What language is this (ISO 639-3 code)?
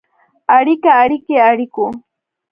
pus